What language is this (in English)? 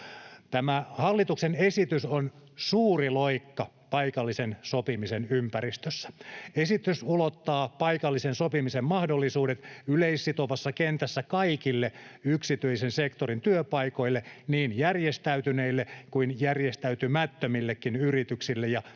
Finnish